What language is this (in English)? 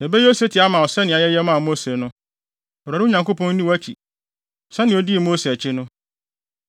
Akan